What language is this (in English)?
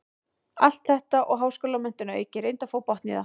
Icelandic